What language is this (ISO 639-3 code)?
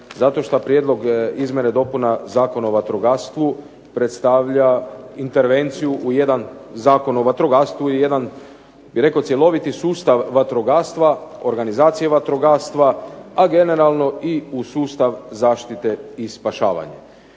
hrv